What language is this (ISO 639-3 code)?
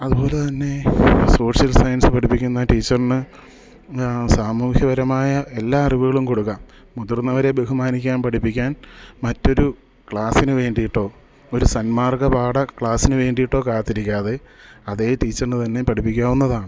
mal